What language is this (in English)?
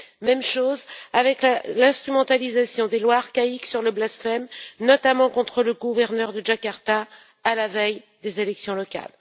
French